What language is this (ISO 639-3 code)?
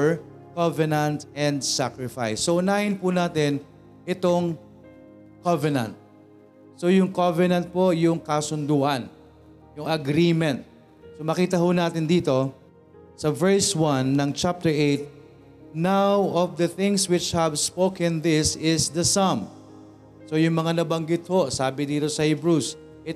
fil